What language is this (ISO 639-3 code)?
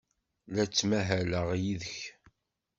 kab